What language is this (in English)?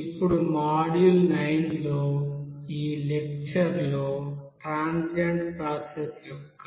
Telugu